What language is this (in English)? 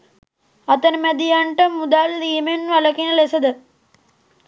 Sinhala